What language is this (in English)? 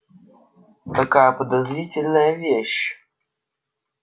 Russian